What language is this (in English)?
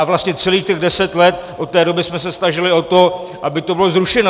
Czech